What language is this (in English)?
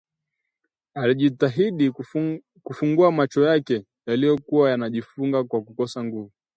Swahili